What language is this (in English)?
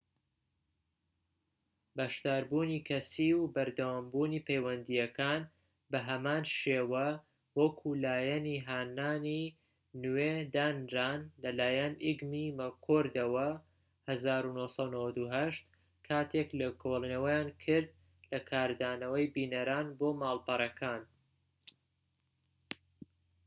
Central Kurdish